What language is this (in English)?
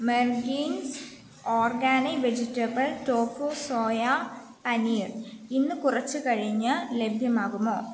Malayalam